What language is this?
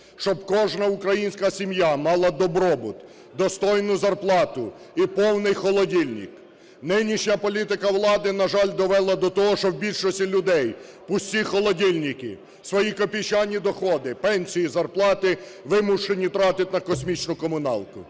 Ukrainian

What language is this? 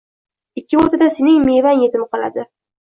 Uzbek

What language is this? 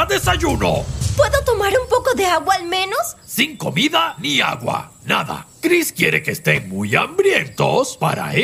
Spanish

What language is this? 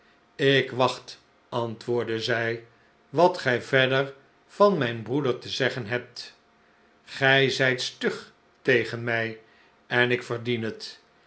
Dutch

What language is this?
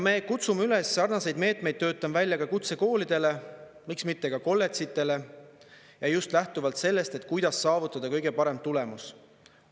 Estonian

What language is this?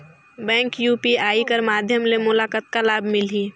Chhattisgarhi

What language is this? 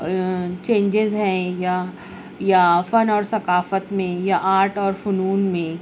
Urdu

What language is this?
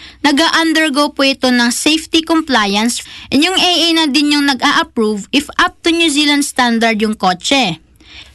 Filipino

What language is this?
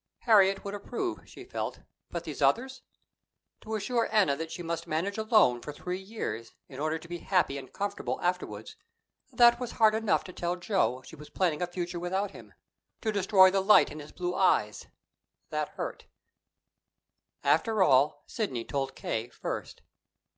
English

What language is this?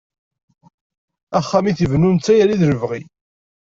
Kabyle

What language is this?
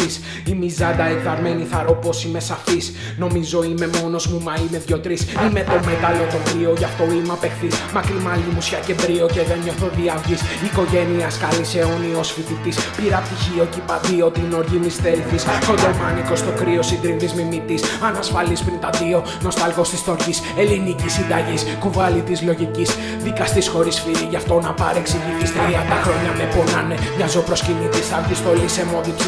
Greek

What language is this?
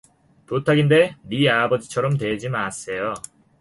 Korean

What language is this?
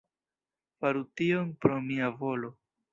Esperanto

